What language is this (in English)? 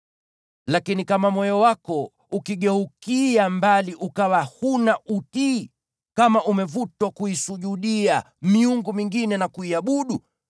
Swahili